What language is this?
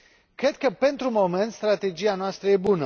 Romanian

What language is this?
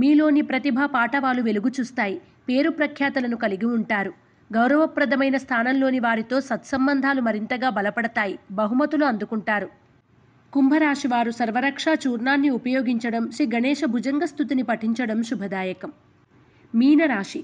Telugu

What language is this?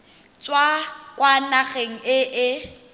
Tswana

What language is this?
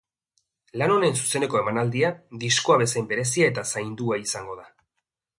Basque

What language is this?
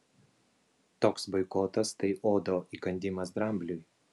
Lithuanian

